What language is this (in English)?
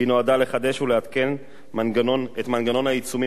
Hebrew